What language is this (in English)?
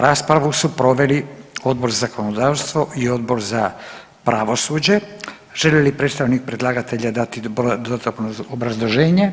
Croatian